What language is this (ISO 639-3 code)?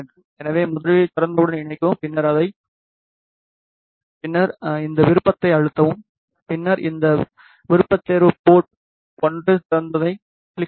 tam